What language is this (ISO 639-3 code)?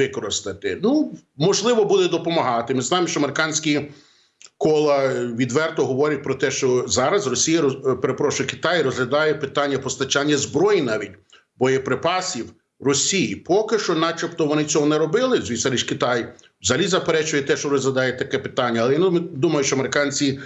ukr